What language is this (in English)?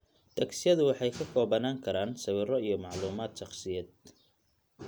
Somali